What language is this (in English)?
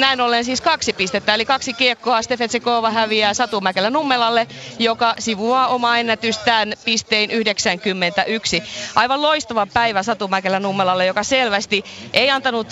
Finnish